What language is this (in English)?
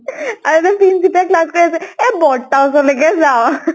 Assamese